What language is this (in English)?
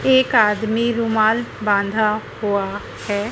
Hindi